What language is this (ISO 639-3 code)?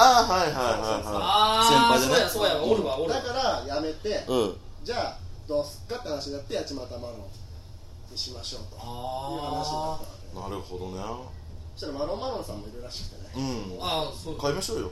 jpn